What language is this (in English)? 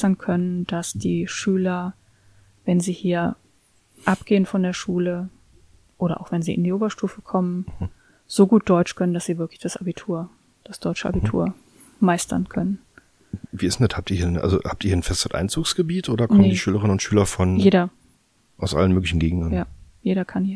German